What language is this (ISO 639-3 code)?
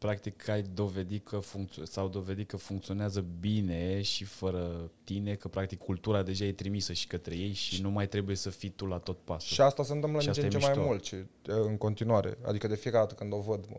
ron